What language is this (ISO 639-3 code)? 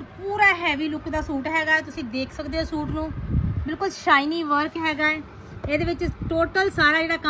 hin